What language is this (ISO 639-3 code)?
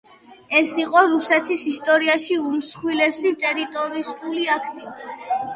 kat